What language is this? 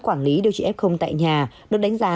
Vietnamese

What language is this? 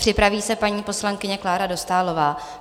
Czech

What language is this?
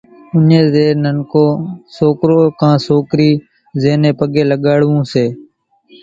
Kachi Koli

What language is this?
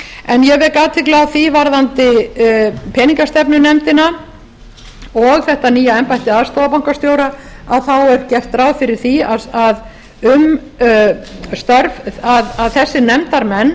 Icelandic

